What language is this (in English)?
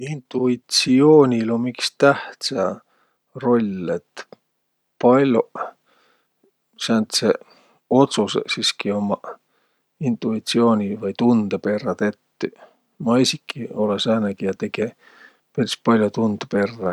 Võro